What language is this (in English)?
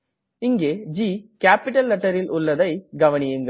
Tamil